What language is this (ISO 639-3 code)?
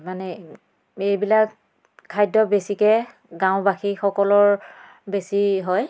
asm